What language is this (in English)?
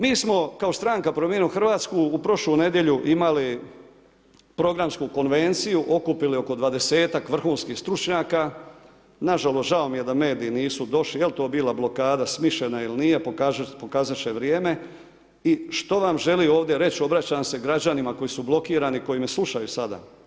Croatian